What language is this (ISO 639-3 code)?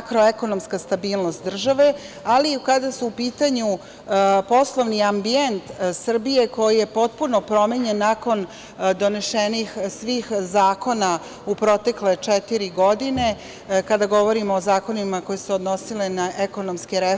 srp